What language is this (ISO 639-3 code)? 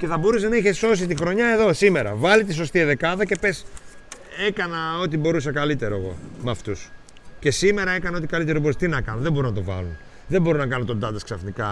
ell